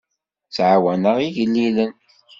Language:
Kabyle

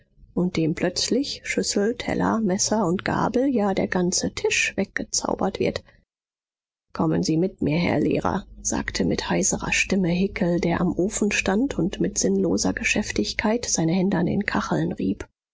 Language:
German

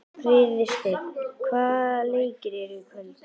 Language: Icelandic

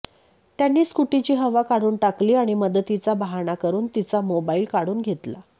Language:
Marathi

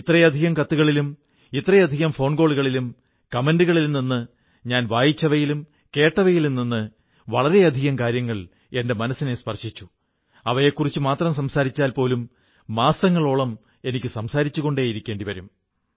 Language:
Malayalam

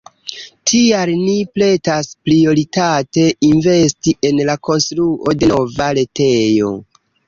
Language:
Esperanto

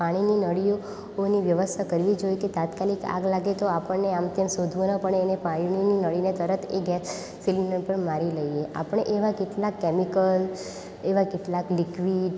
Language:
Gujarati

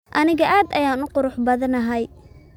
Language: Somali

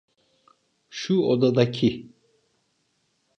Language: Turkish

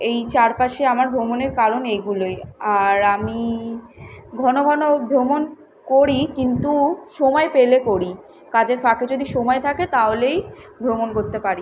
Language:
Bangla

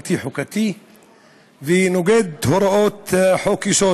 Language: Hebrew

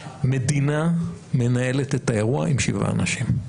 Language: Hebrew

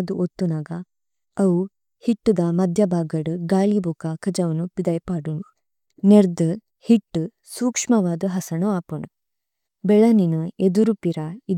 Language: Tulu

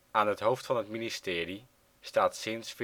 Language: Dutch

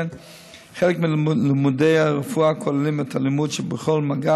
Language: Hebrew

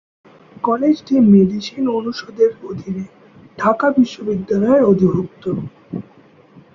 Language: Bangla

